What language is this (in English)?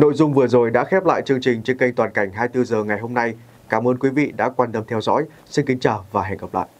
Vietnamese